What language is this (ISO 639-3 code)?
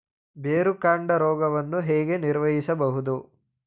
kan